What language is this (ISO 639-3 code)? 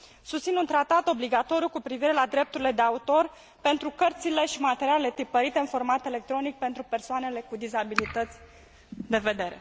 ron